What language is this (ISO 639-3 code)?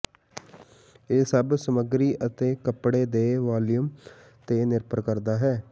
pan